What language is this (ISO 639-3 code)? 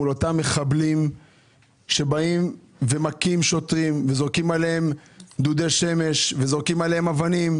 heb